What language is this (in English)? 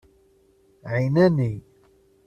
Kabyle